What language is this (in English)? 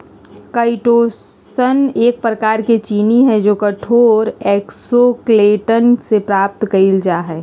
Magahi